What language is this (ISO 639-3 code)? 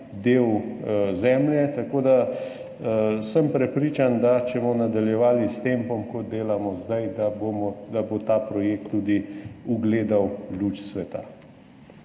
slv